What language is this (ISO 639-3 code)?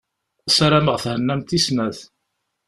kab